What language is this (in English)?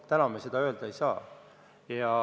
Estonian